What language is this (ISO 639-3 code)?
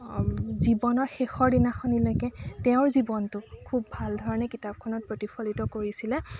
asm